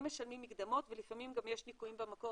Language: Hebrew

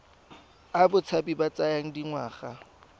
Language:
Tswana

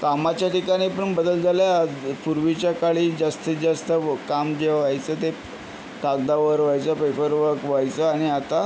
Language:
Marathi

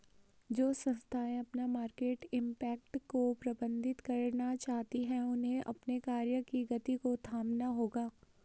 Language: Hindi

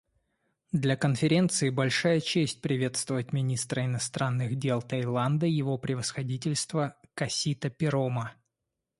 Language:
Russian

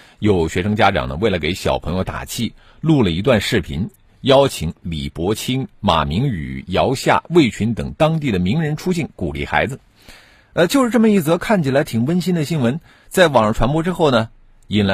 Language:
Chinese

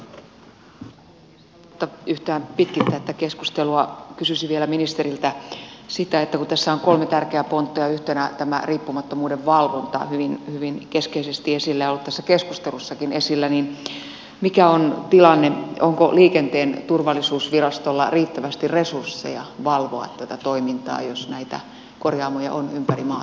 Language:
Finnish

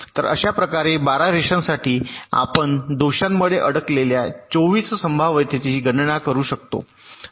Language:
Marathi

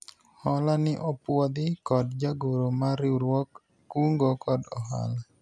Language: Luo (Kenya and Tanzania)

